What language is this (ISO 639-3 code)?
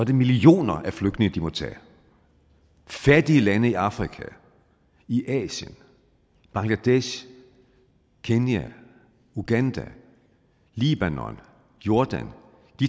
dan